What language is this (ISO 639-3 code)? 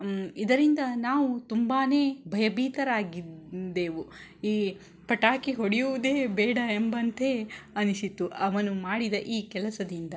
kan